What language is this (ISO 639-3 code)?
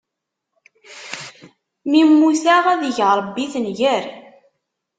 kab